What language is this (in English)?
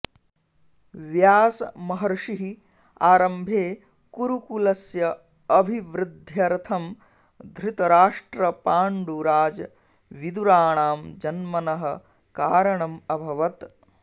Sanskrit